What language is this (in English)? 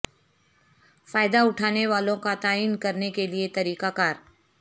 Urdu